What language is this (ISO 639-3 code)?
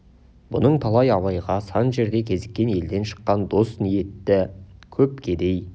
kaz